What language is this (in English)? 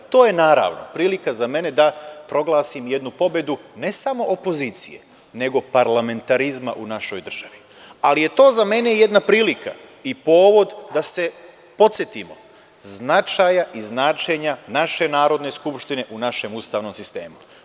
Serbian